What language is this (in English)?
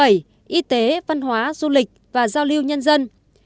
Vietnamese